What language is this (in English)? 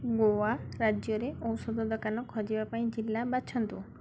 Odia